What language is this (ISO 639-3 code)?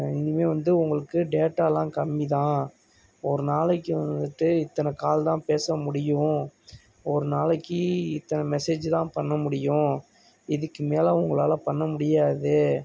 tam